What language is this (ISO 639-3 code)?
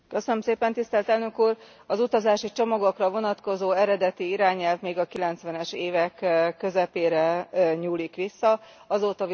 hun